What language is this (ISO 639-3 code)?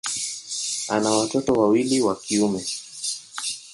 swa